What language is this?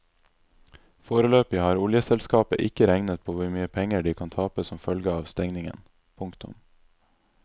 Norwegian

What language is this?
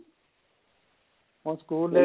Punjabi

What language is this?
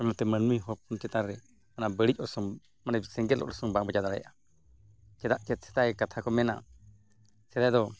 Santali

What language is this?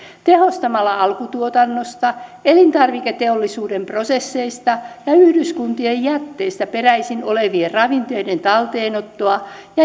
Finnish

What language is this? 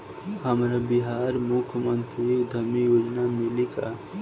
Bhojpuri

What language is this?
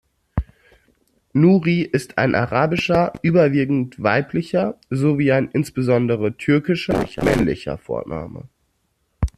German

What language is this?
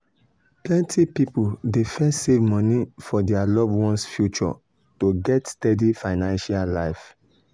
Nigerian Pidgin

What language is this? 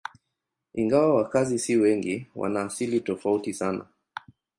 Swahili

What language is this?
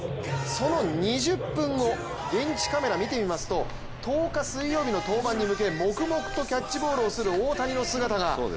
Japanese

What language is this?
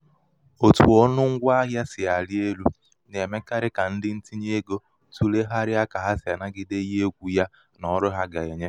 Igbo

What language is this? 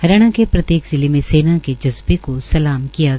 Hindi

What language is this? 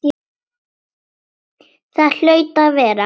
Icelandic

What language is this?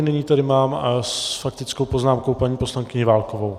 Czech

